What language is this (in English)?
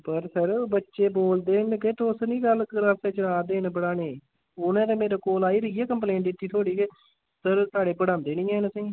Dogri